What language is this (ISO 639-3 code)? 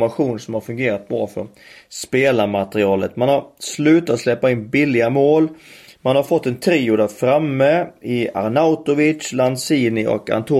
swe